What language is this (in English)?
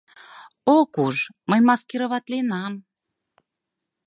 Mari